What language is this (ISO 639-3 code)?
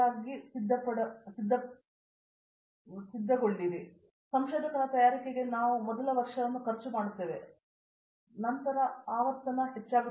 kan